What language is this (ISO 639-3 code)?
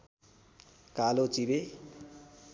nep